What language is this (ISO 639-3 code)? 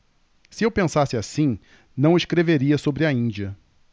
por